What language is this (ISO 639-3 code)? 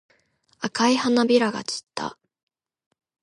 jpn